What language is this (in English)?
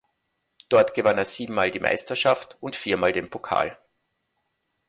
German